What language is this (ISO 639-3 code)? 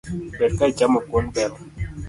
luo